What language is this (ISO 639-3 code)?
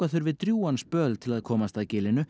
isl